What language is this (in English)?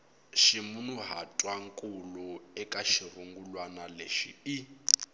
Tsonga